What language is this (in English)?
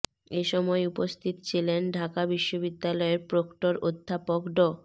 Bangla